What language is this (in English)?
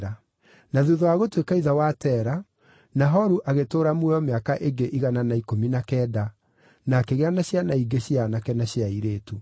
Kikuyu